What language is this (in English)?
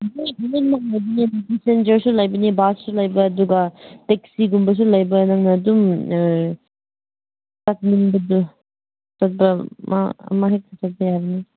Manipuri